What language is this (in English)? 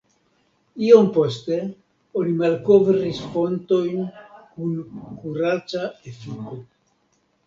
Esperanto